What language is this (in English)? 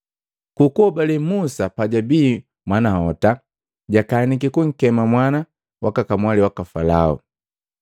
Matengo